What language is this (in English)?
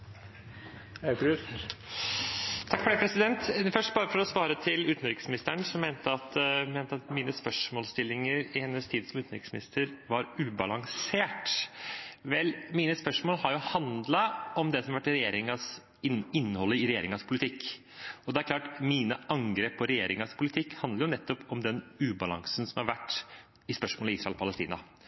Norwegian Bokmål